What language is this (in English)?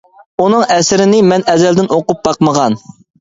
Uyghur